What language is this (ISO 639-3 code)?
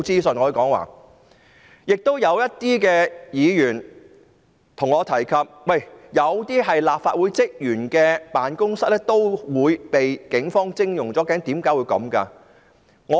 yue